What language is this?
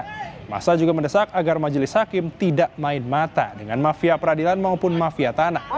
Indonesian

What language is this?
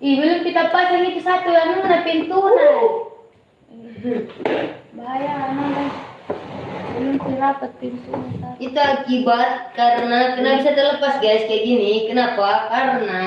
Indonesian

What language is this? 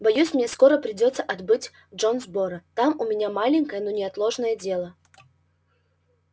Russian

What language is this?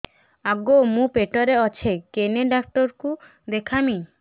Odia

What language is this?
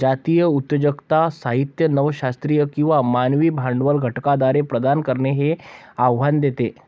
Marathi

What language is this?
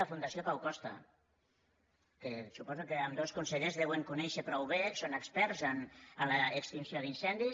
Catalan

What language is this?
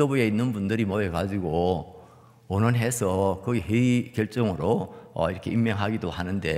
Korean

